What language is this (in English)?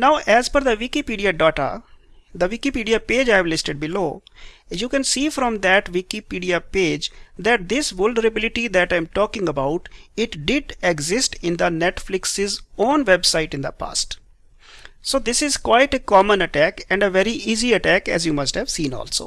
English